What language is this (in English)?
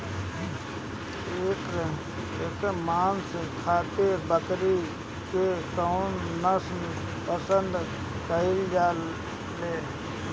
Bhojpuri